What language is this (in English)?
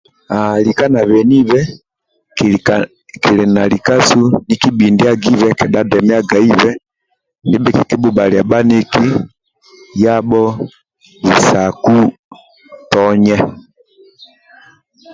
Amba (Uganda)